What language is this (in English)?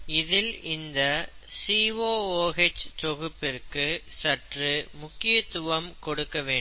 Tamil